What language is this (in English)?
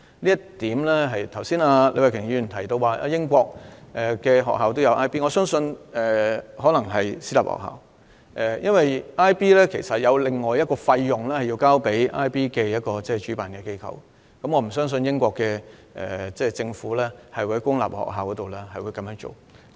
Cantonese